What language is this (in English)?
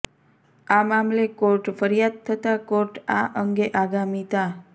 Gujarati